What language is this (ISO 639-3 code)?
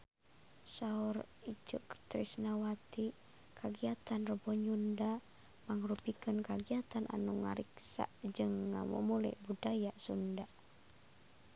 sun